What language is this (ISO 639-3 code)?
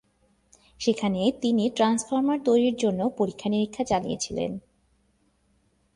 ben